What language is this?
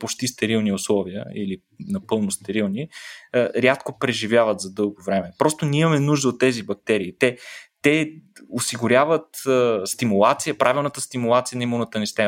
Bulgarian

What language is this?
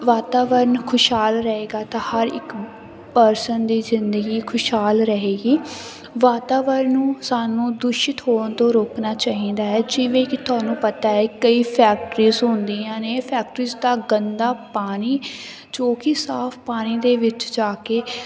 Punjabi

